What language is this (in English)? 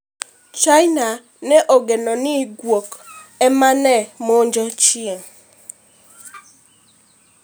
Luo (Kenya and Tanzania)